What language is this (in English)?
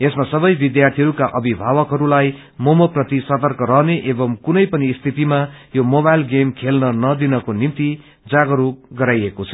Nepali